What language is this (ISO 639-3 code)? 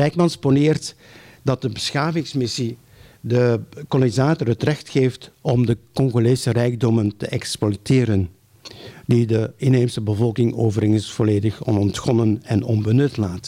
nld